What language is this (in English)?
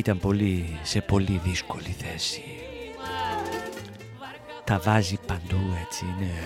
Greek